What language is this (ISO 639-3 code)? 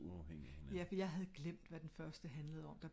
dan